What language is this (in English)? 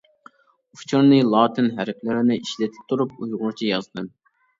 Uyghur